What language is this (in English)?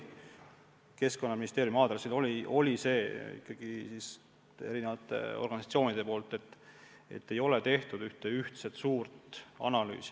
Estonian